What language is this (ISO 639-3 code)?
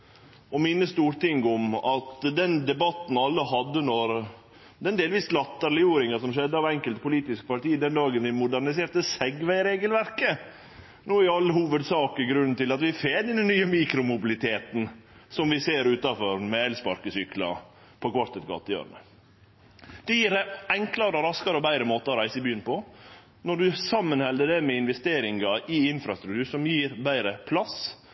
nno